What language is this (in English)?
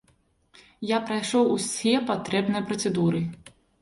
Belarusian